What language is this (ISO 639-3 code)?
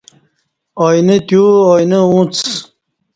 bsh